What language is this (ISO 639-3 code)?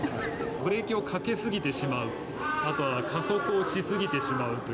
jpn